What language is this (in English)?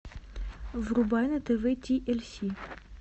Russian